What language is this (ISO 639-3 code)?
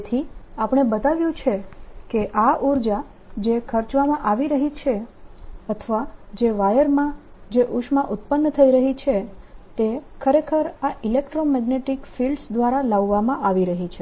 guj